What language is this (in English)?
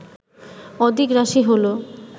Bangla